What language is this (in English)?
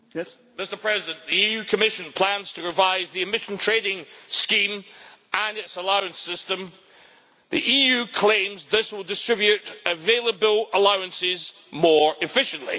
English